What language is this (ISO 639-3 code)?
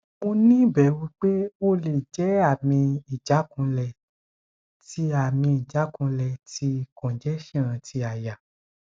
yor